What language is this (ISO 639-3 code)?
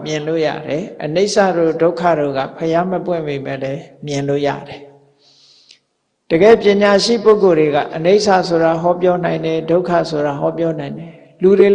mya